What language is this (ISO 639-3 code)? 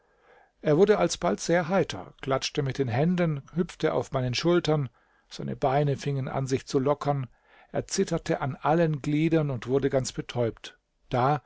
deu